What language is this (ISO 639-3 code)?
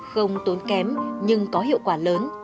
vie